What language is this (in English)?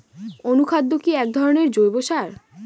Bangla